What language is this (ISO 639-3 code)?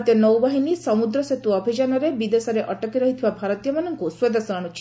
ori